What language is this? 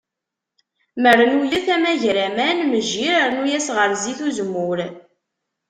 Kabyle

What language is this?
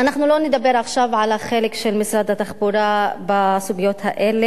Hebrew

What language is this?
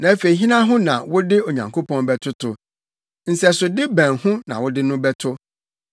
Akan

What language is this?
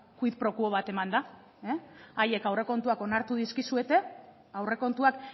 Basque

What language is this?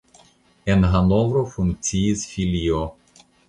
Esperanto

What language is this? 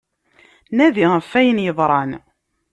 Kabyle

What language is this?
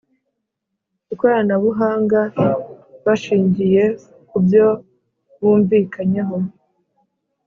Kinyarwanda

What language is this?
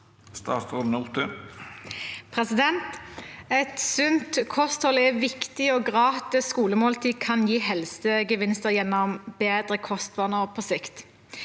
Norwegian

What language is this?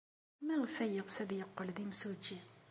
Kabyle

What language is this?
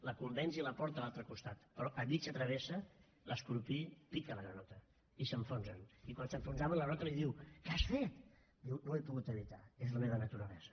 Catalan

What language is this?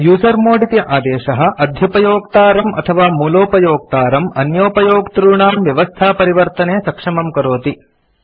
Sanskrit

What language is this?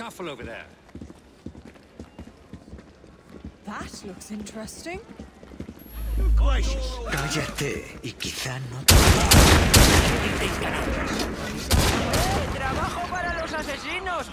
Spanish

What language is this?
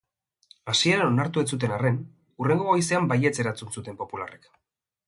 Basque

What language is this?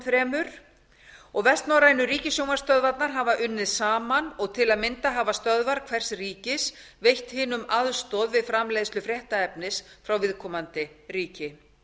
Icelandic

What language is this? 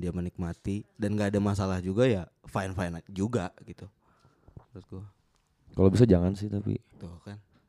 Indonesian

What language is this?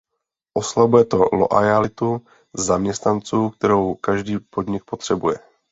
Czech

